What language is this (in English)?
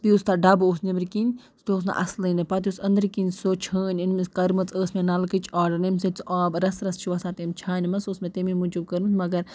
Kashmiri